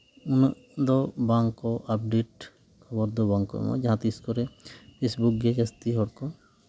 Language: Santali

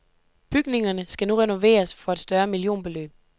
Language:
Danish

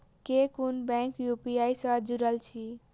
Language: Maithili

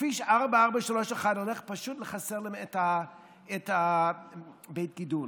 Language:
Hebrew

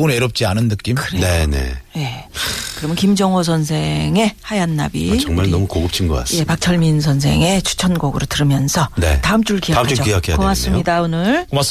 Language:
Korean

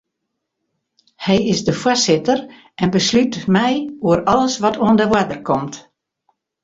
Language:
Western Frisian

